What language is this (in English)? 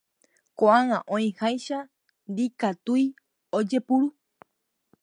Guarani